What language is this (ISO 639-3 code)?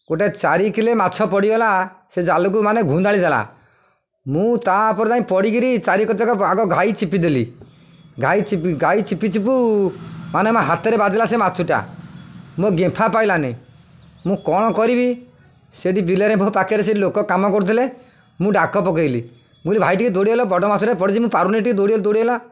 ori